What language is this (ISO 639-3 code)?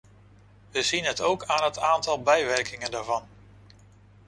nld